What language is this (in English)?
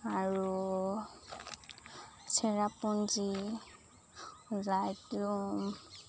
Assamese